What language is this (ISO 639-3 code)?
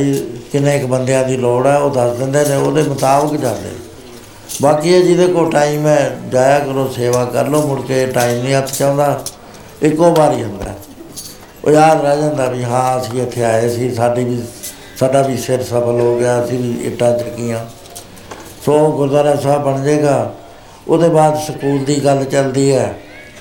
pan